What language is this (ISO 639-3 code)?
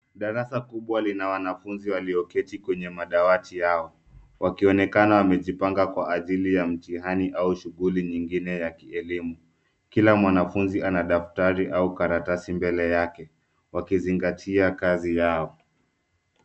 swa